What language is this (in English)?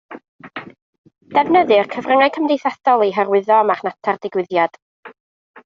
Welsh